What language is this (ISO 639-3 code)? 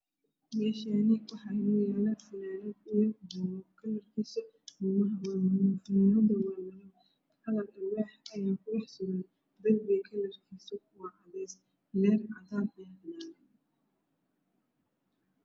som